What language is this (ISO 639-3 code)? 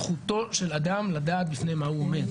heb